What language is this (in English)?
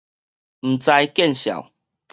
Min Nan Chinese